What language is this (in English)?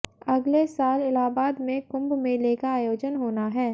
Hindi